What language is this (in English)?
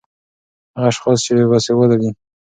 Pashto